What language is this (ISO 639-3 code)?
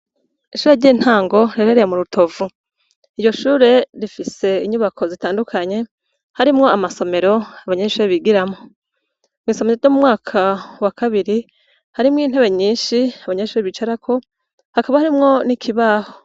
run